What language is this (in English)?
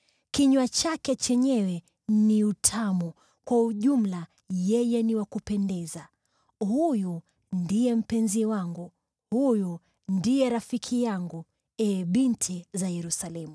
Swahili